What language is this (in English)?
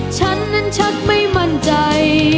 Thai